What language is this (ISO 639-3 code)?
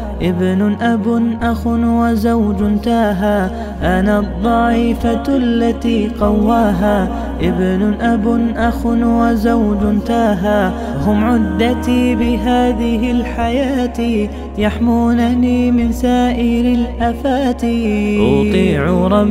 ara